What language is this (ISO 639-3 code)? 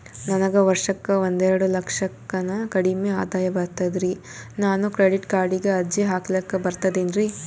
kan